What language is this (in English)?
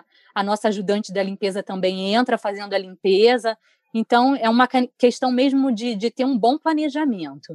Portuguese